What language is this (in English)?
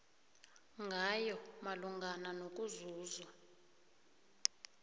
South Ndebele